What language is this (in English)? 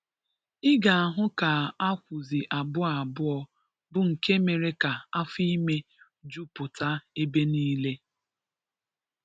Igbo